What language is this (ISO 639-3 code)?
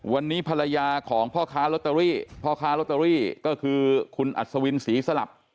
tha